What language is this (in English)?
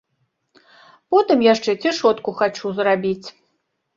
Belarusian